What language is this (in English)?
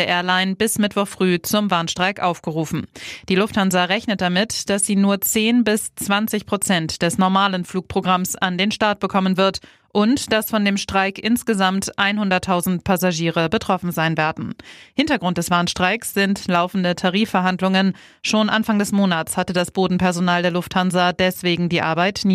German